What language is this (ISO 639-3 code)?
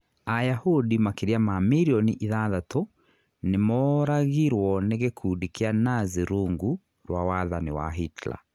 kik